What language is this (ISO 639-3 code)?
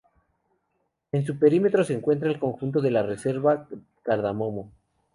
spa